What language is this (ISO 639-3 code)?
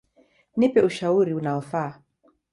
swa